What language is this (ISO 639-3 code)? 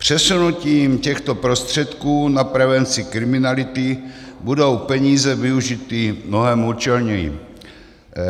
ces